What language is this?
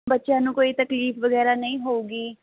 Punjabi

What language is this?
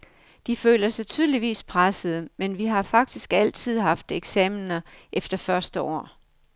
Danish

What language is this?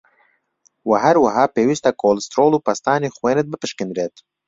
Central Kurdish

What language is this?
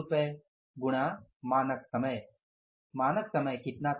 Hindi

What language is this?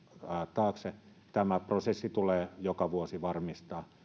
Finnish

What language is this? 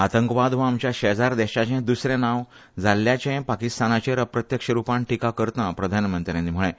Konkani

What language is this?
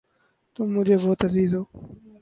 Urdu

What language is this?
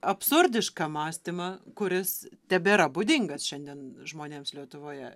Lithuanian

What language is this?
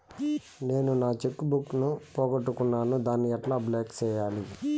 Telugu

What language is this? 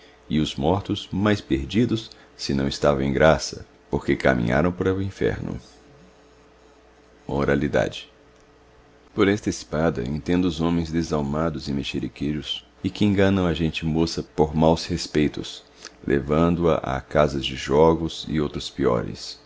Portuguese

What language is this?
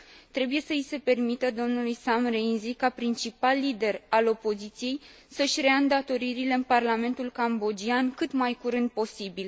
Romanian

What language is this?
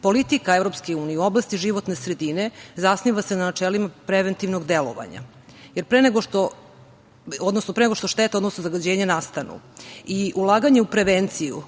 Serbian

